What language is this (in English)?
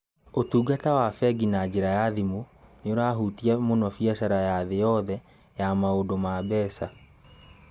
Kikuyu